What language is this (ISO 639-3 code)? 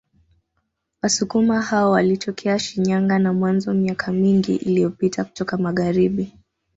swa